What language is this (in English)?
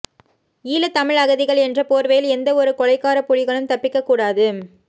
Tamil